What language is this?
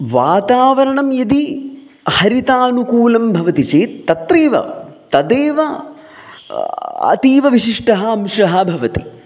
Sanskrit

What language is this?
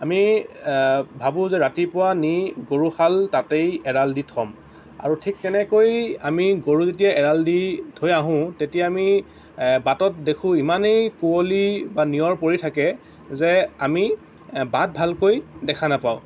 Assamese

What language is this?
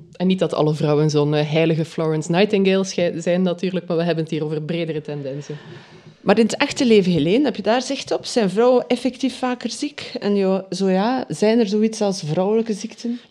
Dutch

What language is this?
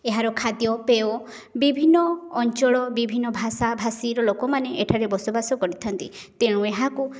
Odia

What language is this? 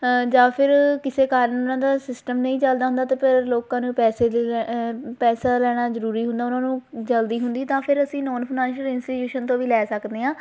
Punjabi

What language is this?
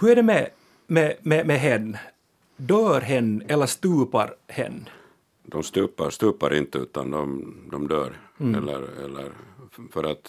Swedish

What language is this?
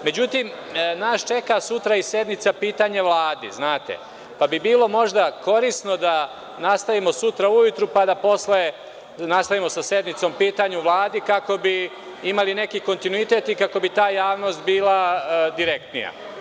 Serbian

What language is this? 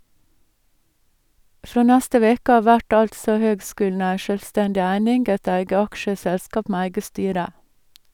Norwegian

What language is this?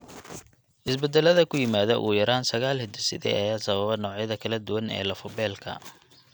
Somali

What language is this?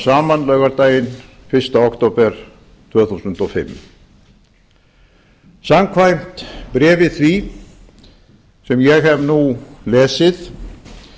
Icelandic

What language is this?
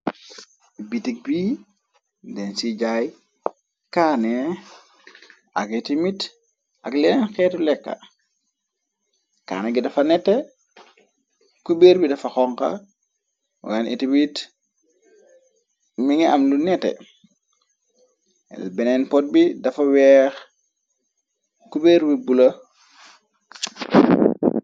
Wolof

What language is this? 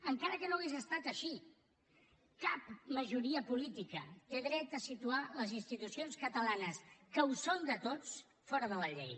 Catalan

